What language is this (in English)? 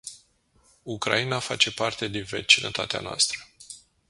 Romanian